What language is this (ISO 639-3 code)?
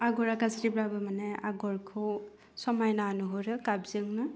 brx